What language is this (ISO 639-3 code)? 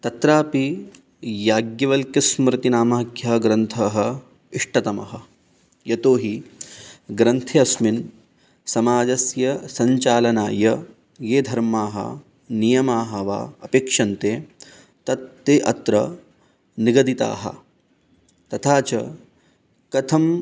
san